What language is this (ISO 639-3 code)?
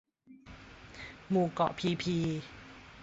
tha